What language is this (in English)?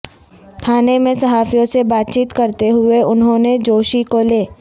Urdu